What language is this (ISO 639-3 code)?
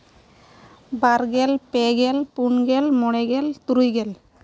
sat